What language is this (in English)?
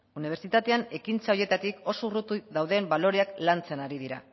Basque